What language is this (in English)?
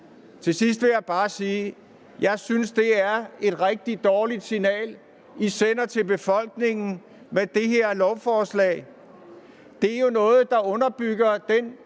Danish